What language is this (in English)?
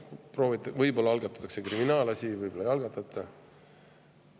Estonian